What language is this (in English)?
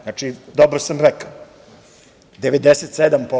Serbian